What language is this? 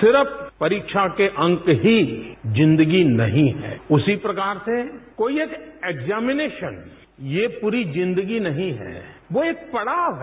Hindi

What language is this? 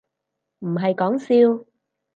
Cantonese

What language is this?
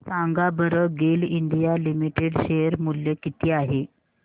Marathi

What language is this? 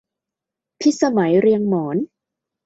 Thai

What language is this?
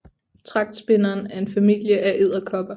Danish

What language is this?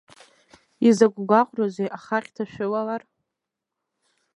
Abkhazian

